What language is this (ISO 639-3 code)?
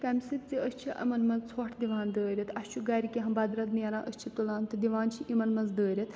kas